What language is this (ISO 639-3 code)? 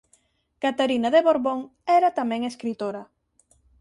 glg